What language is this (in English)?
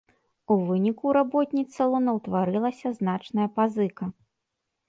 Belarusian